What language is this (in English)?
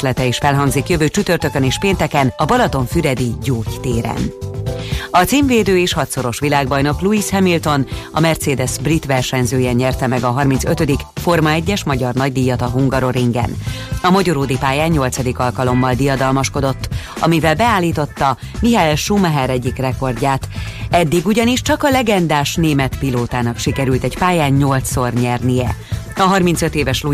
Hungarian